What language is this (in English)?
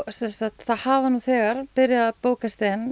Icelandic